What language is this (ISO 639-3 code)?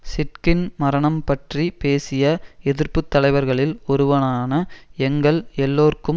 tam